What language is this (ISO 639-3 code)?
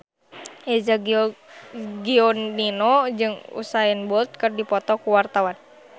sun